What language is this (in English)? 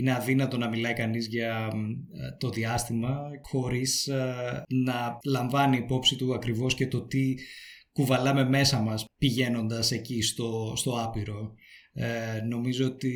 Greek